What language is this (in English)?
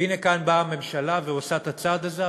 Hebrew